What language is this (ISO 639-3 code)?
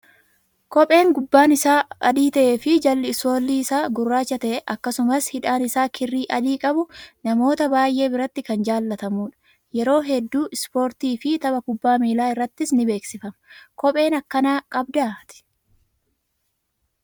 orm